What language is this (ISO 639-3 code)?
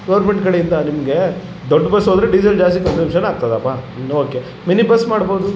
kan